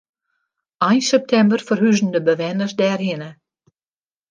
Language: Western Frisian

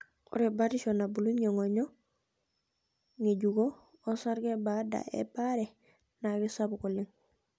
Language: Masai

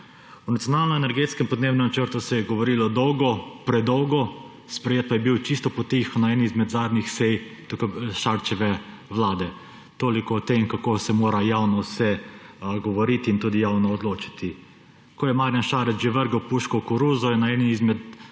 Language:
Slovenian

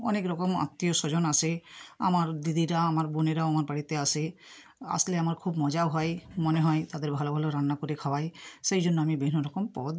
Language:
Bangla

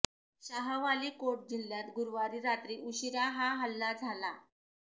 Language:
Marathi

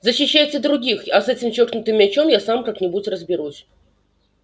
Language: Russian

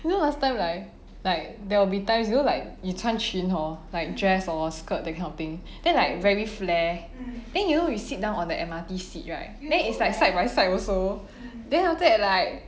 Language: English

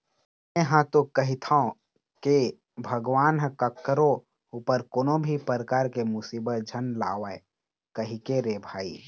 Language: Chhattisgarhi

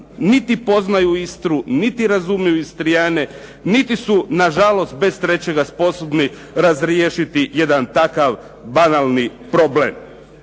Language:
Croatian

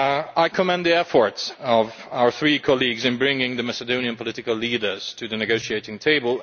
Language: English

